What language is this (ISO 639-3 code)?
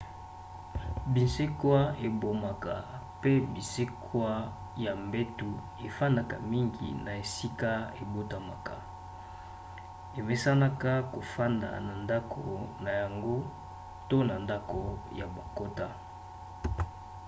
lin